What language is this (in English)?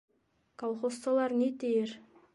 Bashkir